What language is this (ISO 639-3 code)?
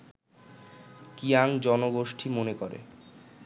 ben